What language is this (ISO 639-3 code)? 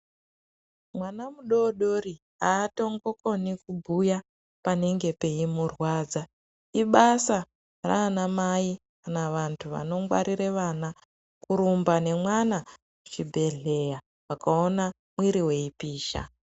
ndc